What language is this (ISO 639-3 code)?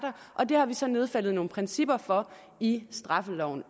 dan